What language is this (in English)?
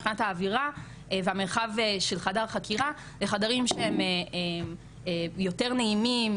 Hebrew